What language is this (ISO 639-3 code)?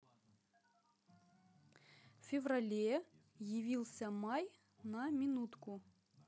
rus